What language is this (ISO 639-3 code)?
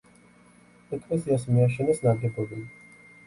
kat